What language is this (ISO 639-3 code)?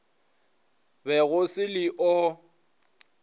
nso